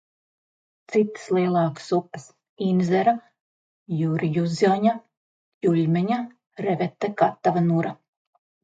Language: Latvian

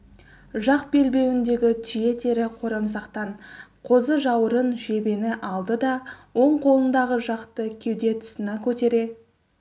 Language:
Kazakh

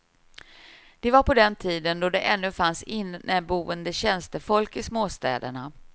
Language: Swedish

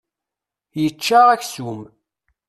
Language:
Kabyle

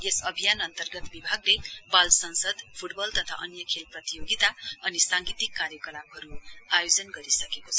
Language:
Nepali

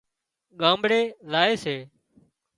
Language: Wadiyara Koli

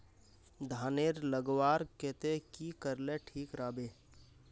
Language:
Magahi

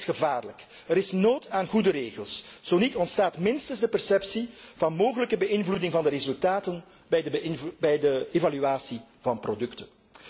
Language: Dutch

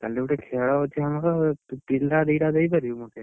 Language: Odia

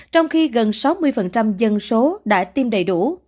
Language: Vietnamese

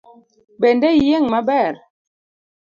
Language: Luo (Kenya and Tanzania)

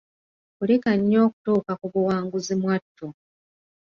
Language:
Ganda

